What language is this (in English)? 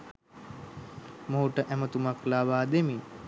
Sinhala